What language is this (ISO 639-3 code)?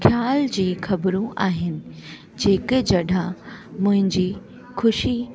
snd